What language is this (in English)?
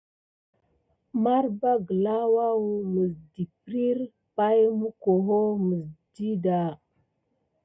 Gidar